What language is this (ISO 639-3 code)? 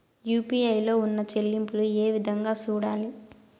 tel